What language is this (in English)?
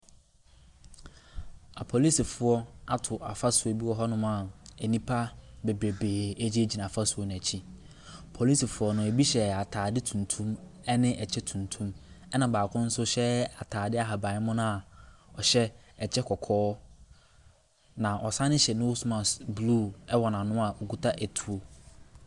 Akan